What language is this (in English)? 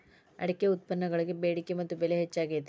Kannada